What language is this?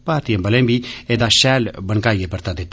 Dogri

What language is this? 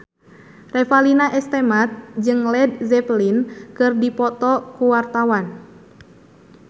Sundanese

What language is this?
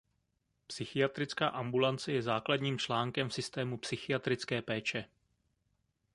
Czech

